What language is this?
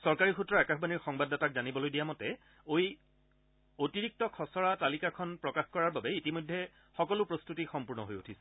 Assamese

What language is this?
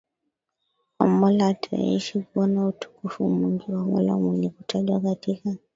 Swahili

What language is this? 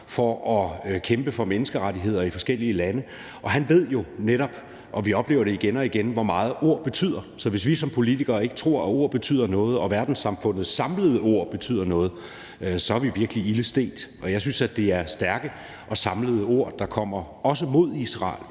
Danish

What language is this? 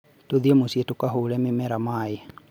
Kikuyu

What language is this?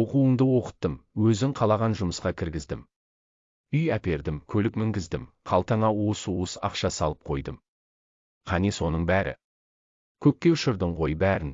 Turkish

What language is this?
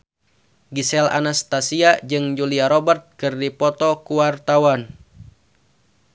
Sundanese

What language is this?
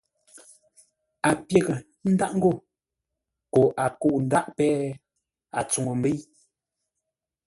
Ngombale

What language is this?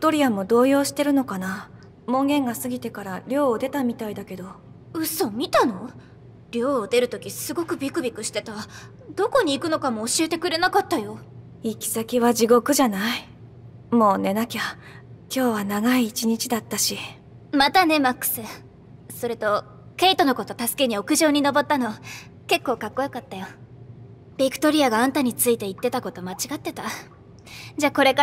Japanese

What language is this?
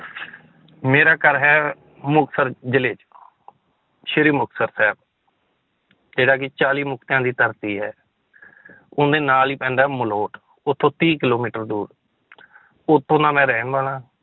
Punjabi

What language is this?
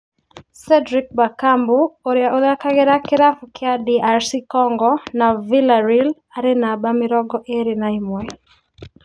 Kikuyu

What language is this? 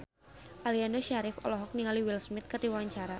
Sundanese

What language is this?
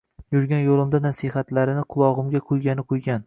Uzbek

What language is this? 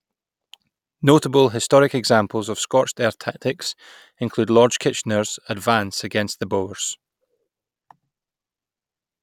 English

